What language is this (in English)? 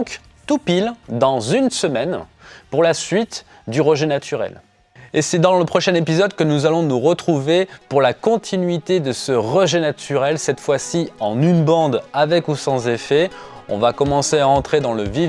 French